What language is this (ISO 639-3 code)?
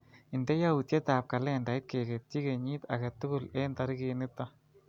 kln